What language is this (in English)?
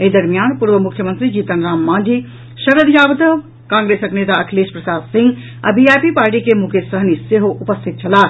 Maithili